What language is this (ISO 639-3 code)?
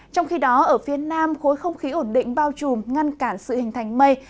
vie